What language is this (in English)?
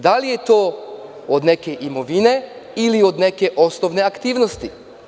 Serbian